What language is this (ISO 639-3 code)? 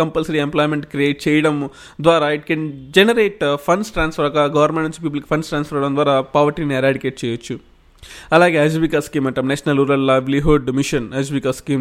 tel